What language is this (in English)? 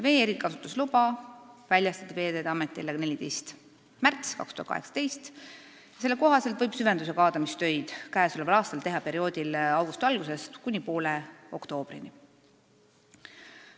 Estonian